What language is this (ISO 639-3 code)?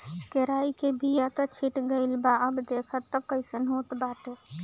bho